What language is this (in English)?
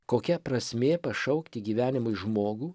Lithuanian